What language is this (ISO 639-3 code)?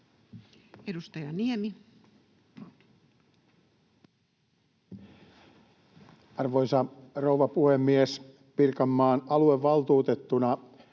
fin